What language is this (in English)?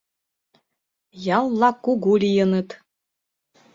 Mari